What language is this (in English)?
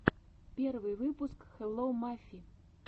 Russian